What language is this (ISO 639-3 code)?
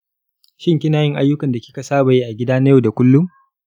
hau